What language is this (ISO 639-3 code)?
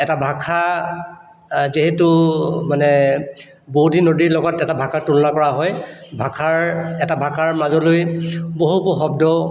asm